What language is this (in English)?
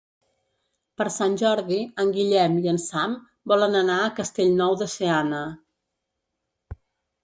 Catalan